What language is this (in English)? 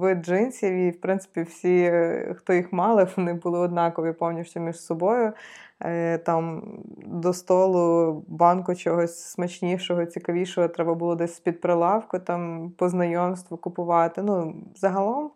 Ukrainian